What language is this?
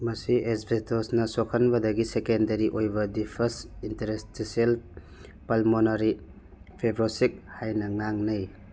Manipuri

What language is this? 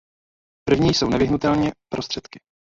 Czech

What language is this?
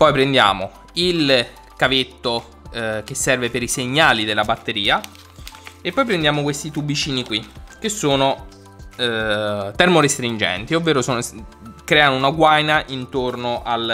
Italian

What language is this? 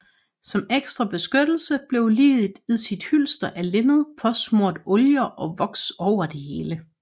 Danish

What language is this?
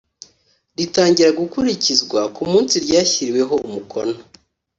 Kinyarwanda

